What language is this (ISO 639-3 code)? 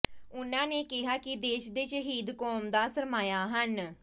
pan